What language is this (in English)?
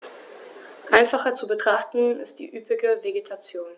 German